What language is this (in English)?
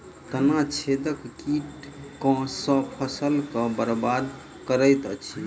Maithili